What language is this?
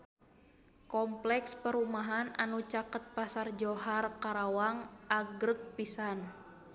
Sundanese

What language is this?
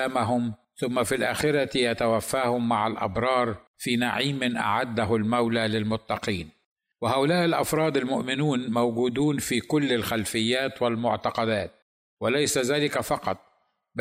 Arabic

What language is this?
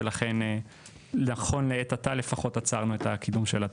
Hebrew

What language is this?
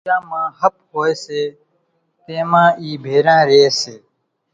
Kachi Koli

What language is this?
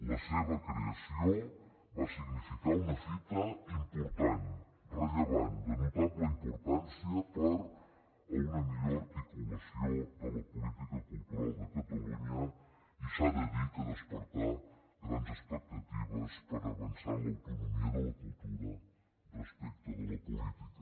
Catalan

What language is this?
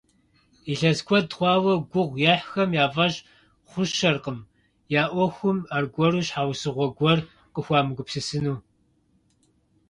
Kabardian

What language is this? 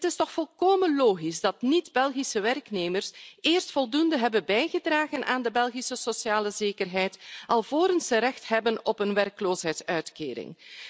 Dutch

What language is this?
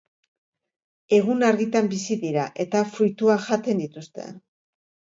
Basque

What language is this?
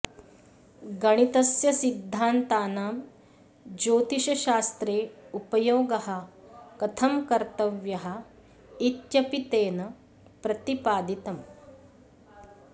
Sanskrit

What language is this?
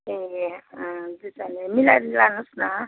Nepali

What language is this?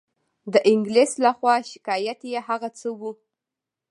Pashto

